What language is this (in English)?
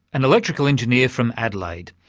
English